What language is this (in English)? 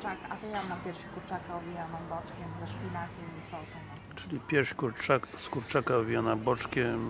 Polish